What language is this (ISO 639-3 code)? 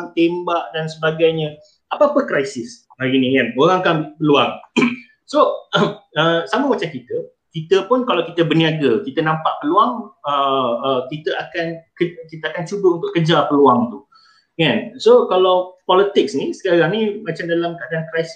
msa